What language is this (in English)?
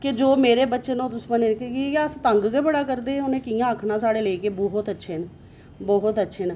Dogri